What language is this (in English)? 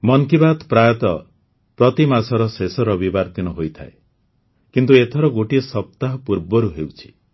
Odia